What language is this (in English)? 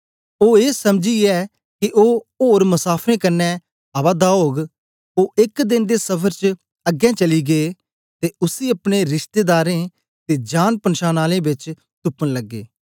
Dogri